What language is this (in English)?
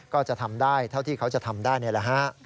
Thai